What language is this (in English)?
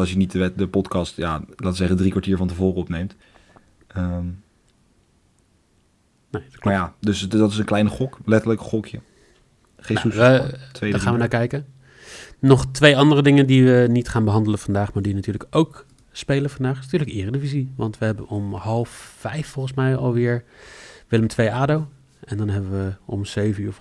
Dutch